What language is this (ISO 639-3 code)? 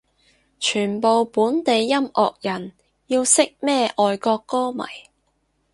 yue